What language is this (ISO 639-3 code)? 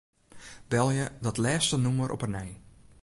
fry